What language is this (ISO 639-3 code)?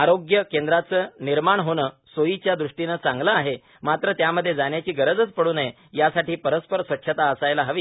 mar